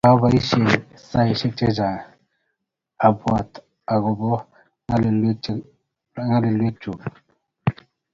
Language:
Kalenjin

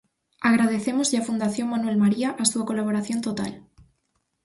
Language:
Galician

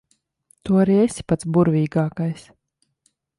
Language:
Latvian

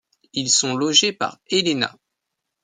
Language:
French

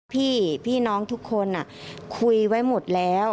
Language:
Thai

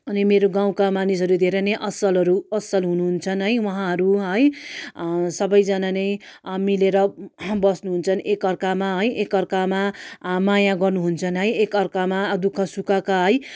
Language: Nepali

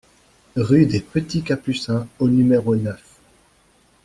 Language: French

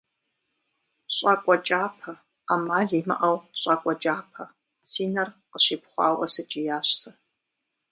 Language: Kabardian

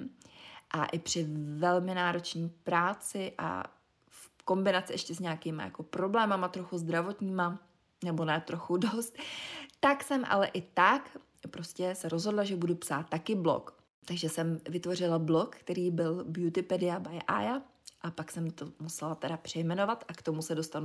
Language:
Czech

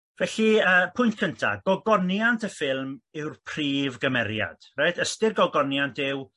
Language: Welsh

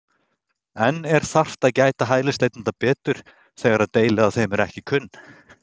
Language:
Icelandic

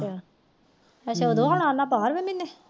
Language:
Punjabi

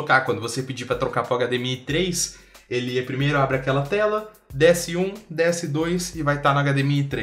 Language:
Portuguese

